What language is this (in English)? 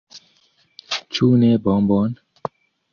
Esperanto